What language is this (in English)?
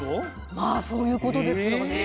Japanese